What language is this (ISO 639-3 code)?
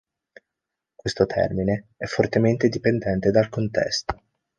ita